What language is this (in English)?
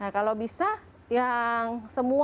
Indonesian